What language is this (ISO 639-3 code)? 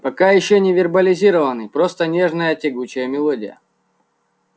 rus